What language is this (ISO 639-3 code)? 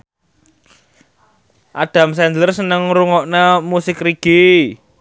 jav